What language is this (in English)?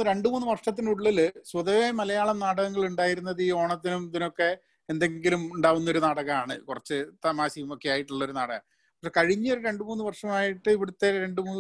Malayalam